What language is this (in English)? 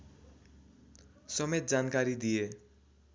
Nepali